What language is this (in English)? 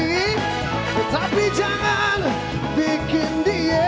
Indonesian